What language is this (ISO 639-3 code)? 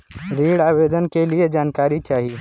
bho